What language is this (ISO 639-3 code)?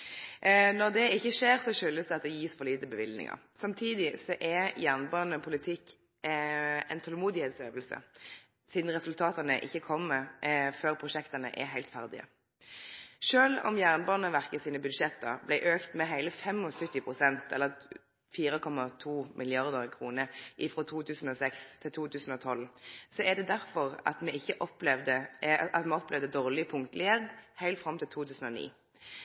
nno